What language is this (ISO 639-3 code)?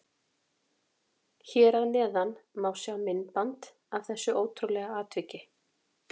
isl